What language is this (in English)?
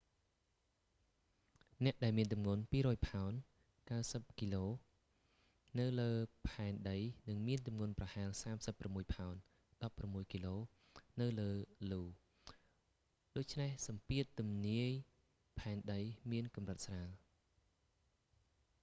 Khmer